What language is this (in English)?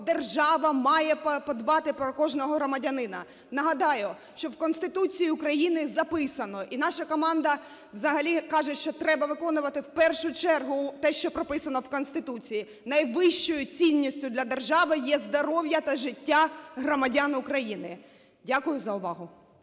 Ukrainian